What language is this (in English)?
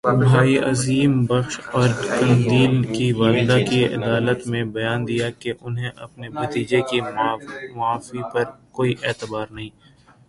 Urdu